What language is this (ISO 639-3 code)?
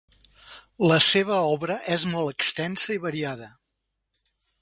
cat